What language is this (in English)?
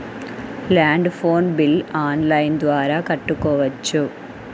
Telugu